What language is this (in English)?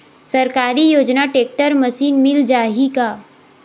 Chhattisgarhi